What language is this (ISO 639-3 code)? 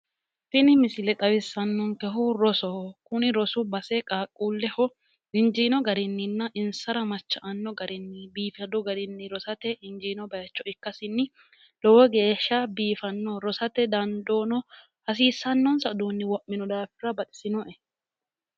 sid